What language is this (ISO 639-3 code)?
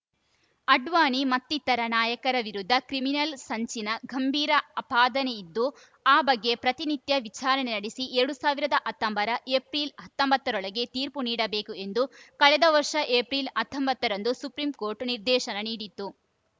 kan